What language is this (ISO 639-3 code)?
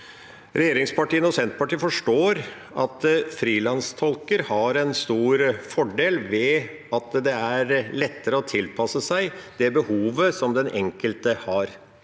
nor